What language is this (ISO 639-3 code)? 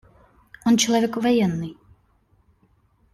rus